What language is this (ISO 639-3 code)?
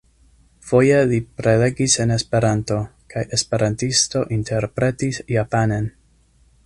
epo